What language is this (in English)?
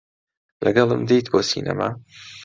Central Kurdish